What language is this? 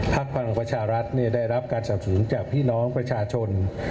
Thai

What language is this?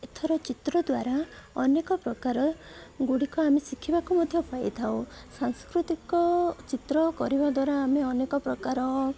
Odia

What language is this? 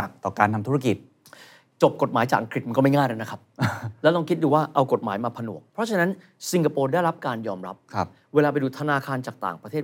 Thai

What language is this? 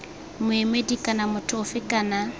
Tswana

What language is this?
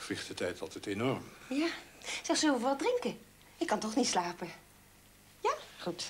Dutch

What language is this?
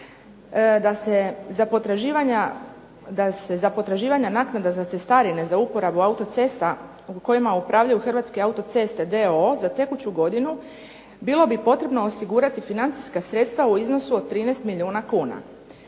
Croatian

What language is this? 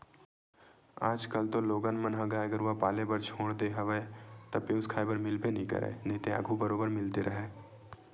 Chhattisgarhi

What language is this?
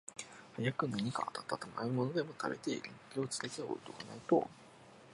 Japanese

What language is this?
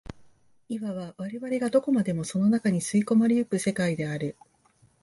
Japanese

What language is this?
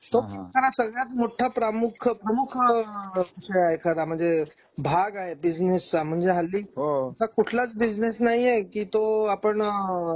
Marathi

